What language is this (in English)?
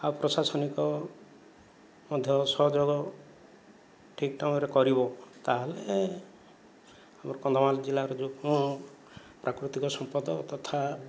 Odia